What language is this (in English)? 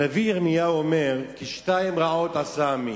Hebrew